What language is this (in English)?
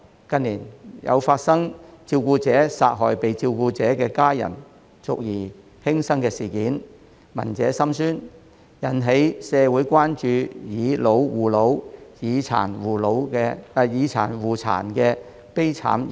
Cantonese